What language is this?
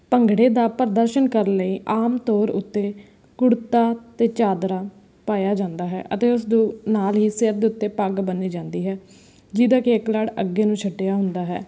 Punjabi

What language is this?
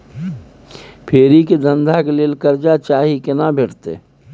Maithili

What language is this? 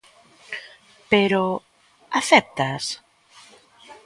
Galician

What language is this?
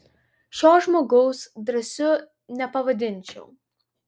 Lithuanian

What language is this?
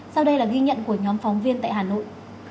Vietnamese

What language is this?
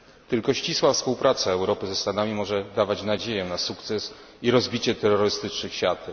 Polish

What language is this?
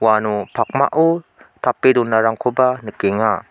Garo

